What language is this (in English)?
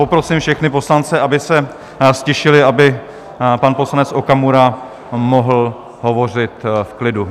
Czech